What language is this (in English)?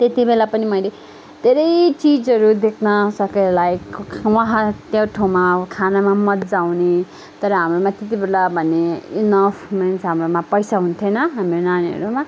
Nepali